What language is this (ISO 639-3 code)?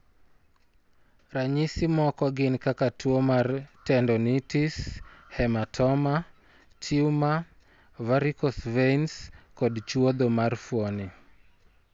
luo